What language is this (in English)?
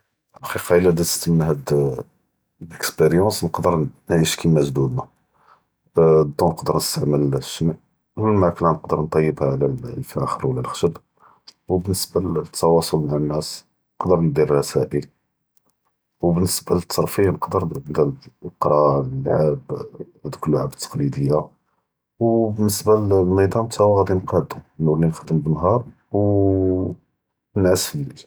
Judeo-Arabic